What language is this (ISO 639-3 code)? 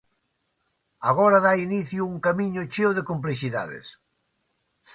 glg